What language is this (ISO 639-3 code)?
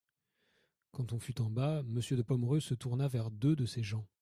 fra